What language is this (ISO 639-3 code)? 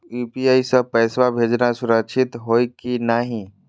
mag